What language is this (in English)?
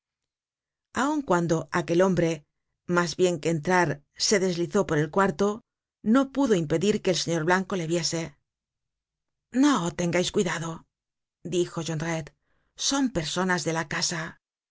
Spanish